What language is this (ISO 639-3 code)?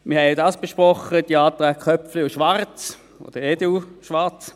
gsw